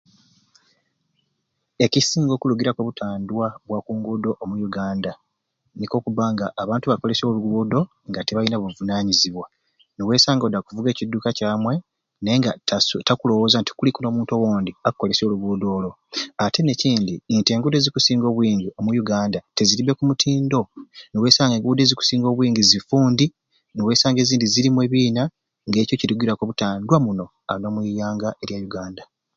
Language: Ruuli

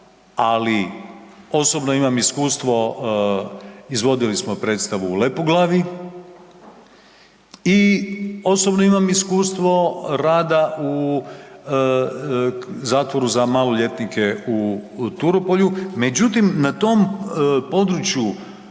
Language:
Croatian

